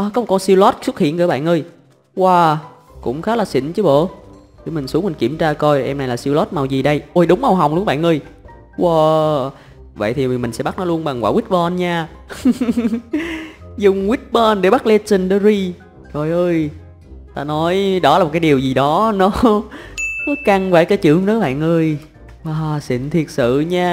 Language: Vietnamese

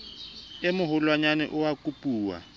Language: Southern Sotho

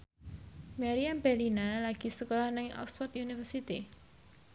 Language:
Javanese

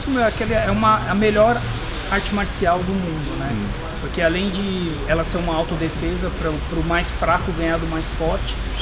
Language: Portuguese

